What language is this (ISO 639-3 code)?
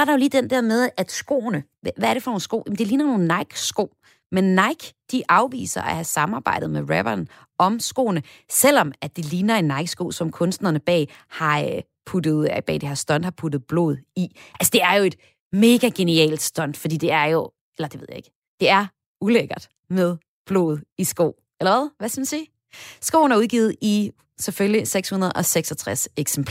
dan